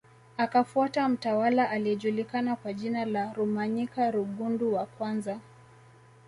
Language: Swahili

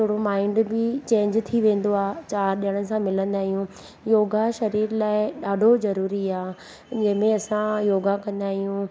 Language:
Sindhi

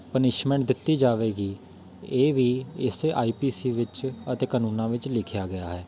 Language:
Punjabi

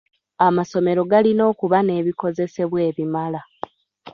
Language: Ganda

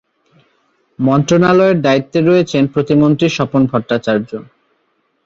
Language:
Bangla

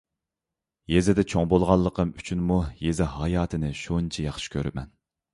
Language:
Uyghur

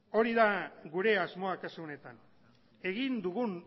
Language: Basque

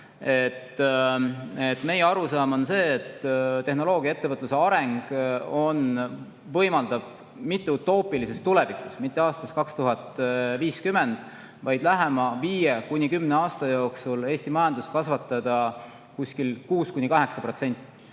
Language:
Estonian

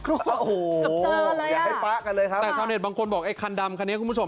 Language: Thai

